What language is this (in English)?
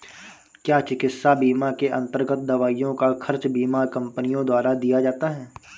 Hindi